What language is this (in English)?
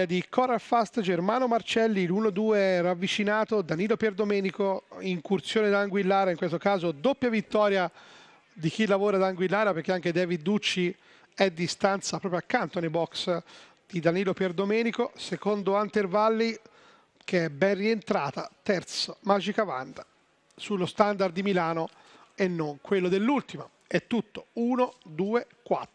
Italian